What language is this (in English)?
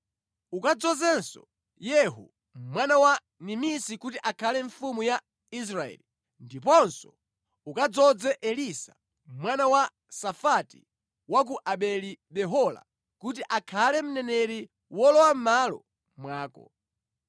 Nyanja